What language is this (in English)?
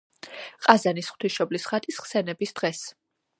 Georgian